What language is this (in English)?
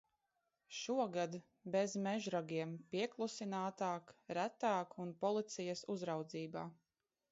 Latvian